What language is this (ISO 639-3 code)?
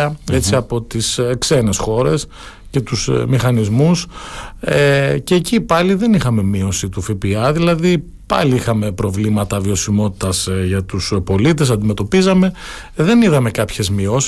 ell